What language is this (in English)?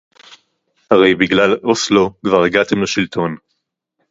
Hebrew